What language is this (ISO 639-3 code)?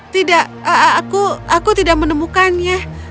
ind